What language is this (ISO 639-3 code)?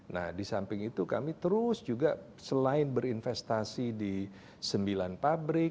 ind